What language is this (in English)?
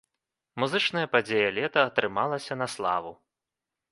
Belarusian